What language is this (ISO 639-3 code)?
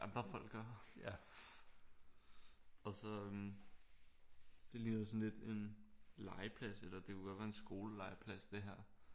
dan